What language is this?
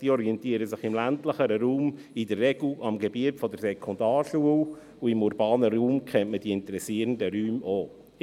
Swiss German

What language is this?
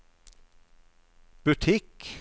Norwegian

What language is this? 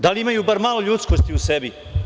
Serbian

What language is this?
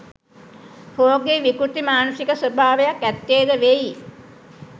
Sinhala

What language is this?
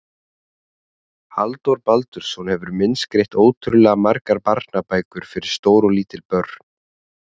Icelandic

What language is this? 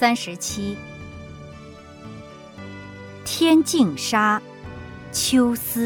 Chinese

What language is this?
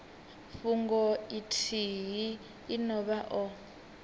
Venda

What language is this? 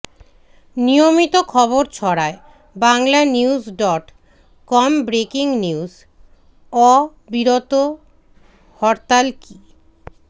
Bangla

